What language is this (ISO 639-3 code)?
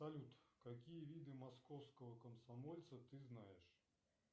rus